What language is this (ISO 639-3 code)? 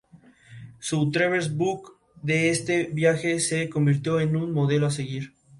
spa